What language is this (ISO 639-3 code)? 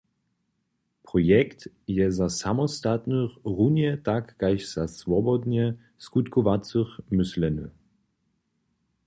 hsb